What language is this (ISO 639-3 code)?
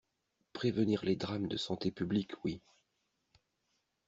fra